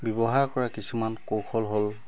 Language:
Assamese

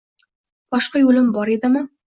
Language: Uzbek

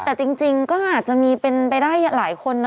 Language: Thai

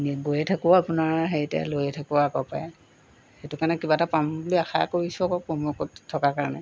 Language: Assamese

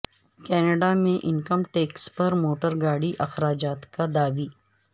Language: Urdu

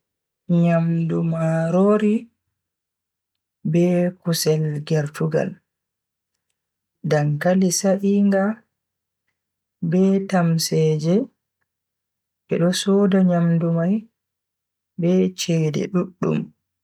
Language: Bagirmi Fulfulde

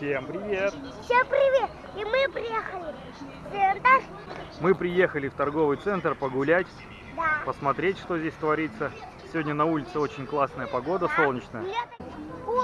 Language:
Russian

